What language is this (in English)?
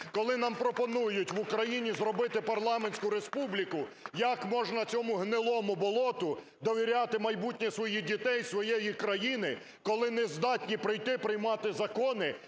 Ukrainian